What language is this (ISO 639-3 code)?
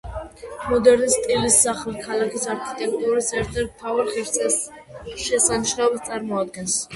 kat